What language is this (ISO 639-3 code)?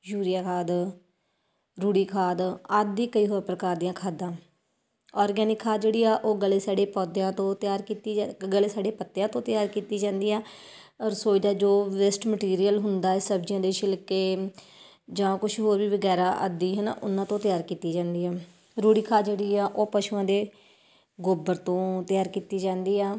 pan